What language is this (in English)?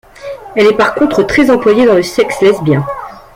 French